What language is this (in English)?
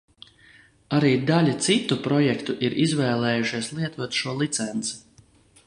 Latvian